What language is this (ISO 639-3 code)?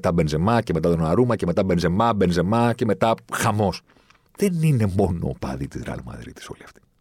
ell